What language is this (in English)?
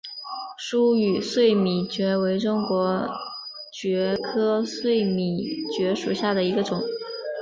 Chinese